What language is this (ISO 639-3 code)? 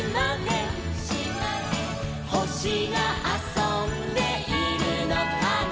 jpn